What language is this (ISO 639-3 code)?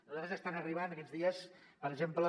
cat